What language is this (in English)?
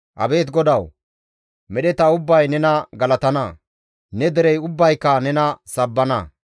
Gamo